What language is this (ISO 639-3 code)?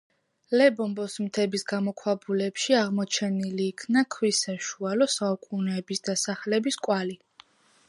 kat